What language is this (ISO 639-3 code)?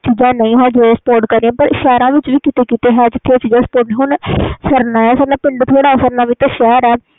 pan